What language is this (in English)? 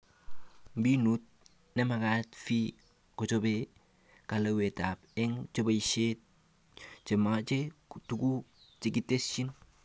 Kalenjin